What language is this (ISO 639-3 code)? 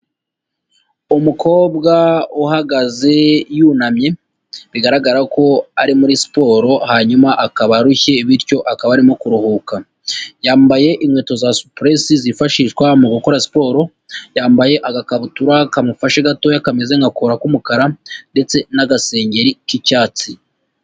kin